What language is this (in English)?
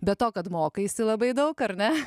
Lithuanian